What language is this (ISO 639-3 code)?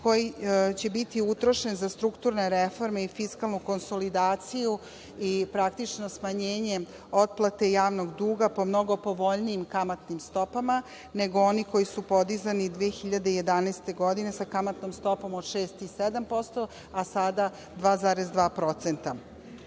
srp